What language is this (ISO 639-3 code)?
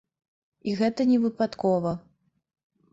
bel